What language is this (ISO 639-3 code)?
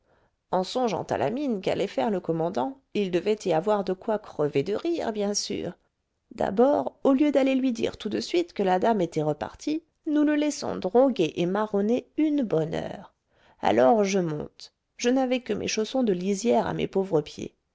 fra